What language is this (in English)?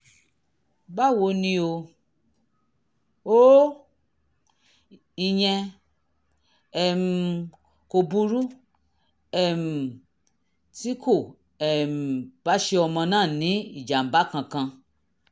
Yoruba